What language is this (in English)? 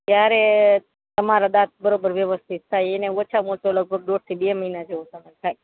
Gujarati